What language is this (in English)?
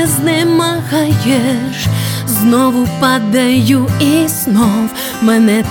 Ukrainian